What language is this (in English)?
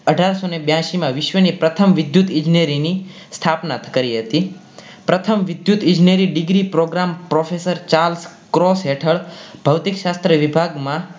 Gujarati